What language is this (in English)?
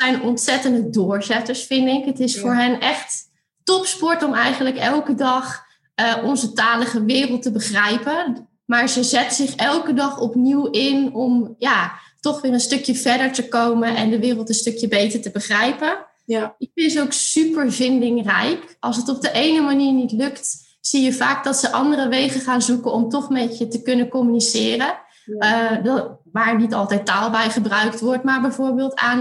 Dutch